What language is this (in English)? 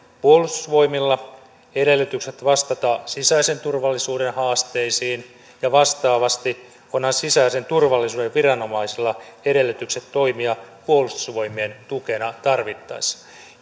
Finnish